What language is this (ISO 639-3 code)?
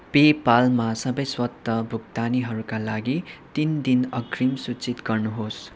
nep